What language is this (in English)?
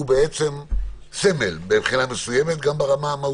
Hebrew